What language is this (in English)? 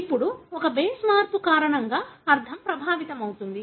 Telugu